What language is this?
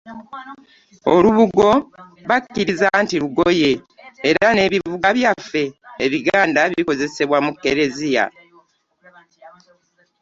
Ganda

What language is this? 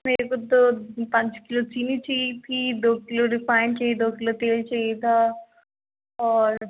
Hindi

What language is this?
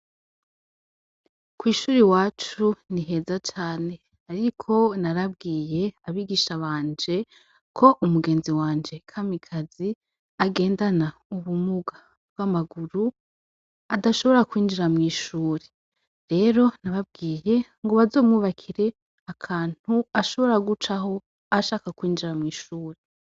Rundi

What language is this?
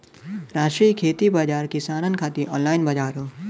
Bhojpuri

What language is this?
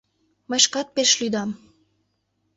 Mari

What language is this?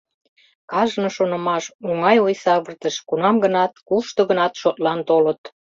Mari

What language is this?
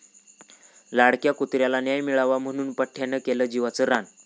Marathi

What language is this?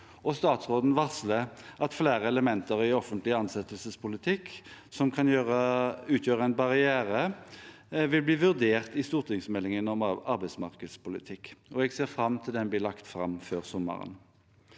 Norwegian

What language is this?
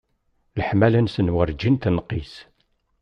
Kabyle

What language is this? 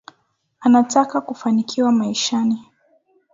Swahili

